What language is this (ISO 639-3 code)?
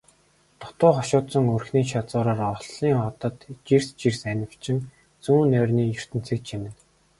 mon